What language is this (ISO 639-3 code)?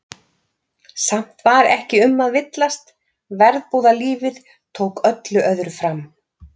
isl